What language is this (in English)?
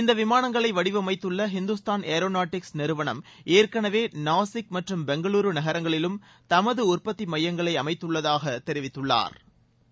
Tamil